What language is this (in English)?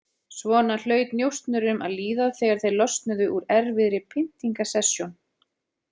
Icelandic